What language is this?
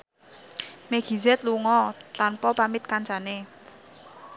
Javanese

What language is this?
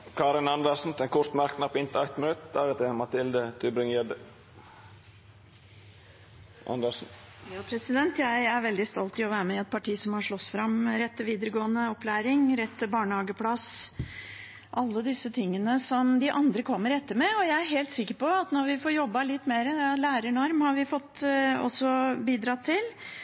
Norwegian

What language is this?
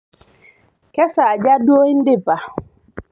Masai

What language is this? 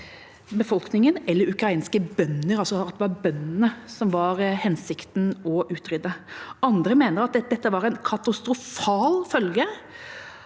Norwegian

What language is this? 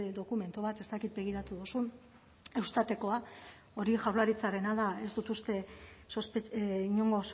Basque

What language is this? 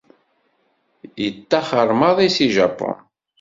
Kabyle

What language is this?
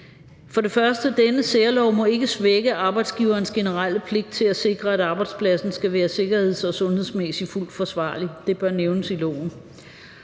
Danish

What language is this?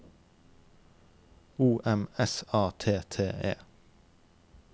Norwegian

